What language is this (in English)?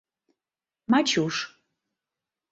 Mari